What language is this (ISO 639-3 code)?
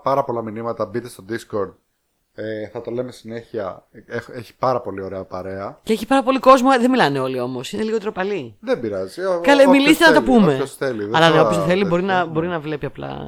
ell